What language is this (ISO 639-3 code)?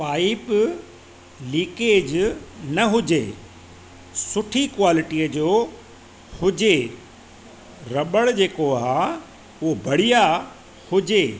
snd